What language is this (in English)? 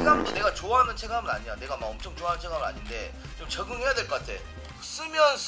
Korean